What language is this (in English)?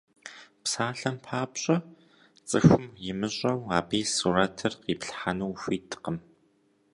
Kabardian